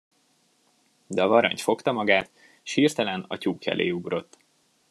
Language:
Hungarian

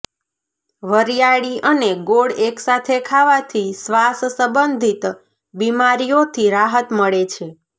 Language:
Gujarati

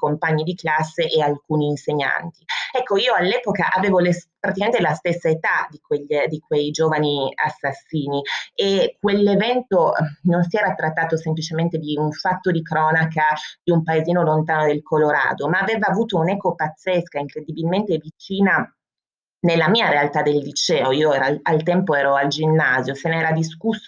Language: Italian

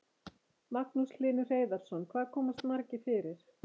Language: Icelandic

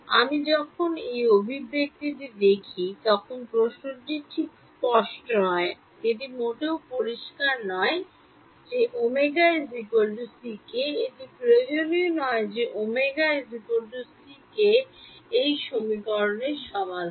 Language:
Bangla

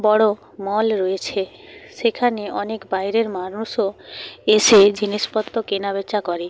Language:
Bangla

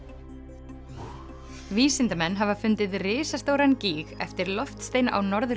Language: Icelandic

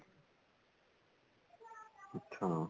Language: Punjabi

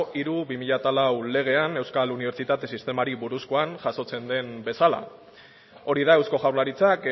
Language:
Basque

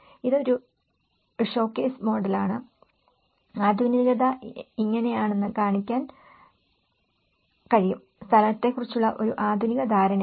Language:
Malayalam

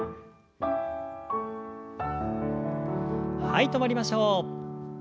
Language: Japanese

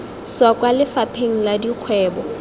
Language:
Tswana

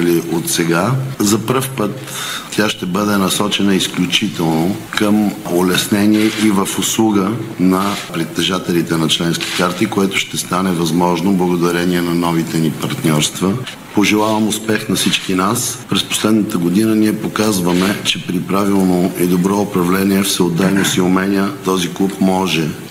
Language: Bulgarian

